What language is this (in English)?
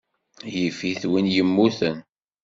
Kabyle